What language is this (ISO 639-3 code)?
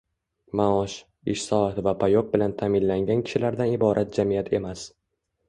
uzb